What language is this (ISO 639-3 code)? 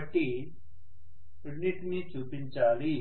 tel